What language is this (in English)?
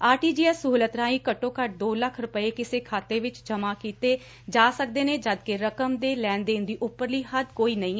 Punjabi